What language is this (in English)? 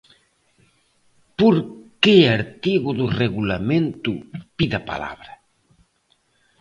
Galician